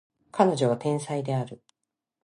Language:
Japanese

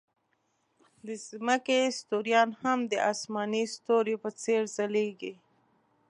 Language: Pashto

